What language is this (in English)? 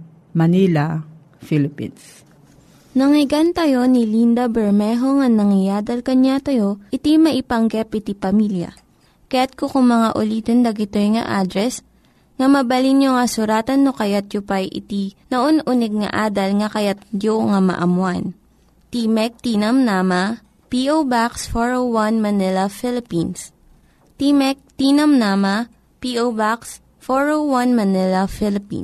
Filipino